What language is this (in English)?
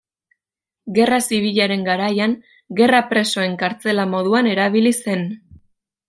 Basque